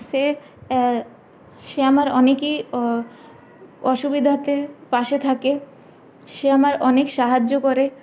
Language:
Bangla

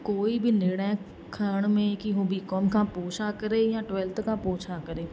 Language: Sindhi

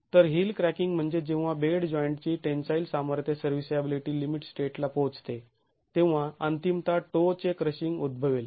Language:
Marathi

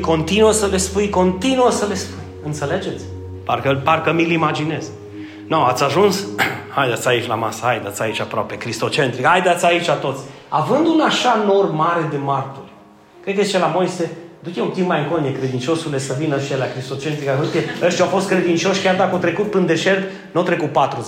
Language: Romanian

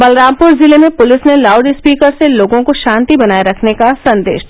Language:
Hindi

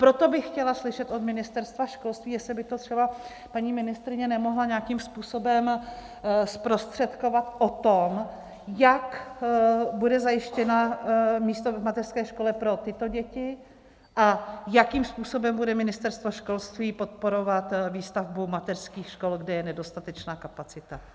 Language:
Czech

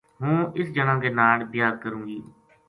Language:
Gujari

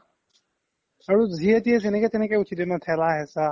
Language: Assamese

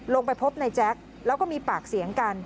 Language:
Thai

